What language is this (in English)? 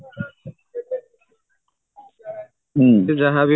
Odia